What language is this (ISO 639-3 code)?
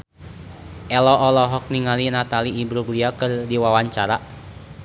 sun